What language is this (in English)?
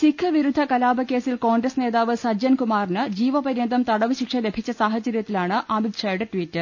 Malayalam